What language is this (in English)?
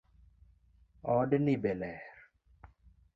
Luo (Kenya and Tanzania)